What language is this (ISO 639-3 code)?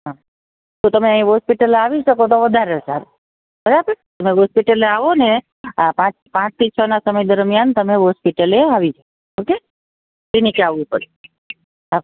guj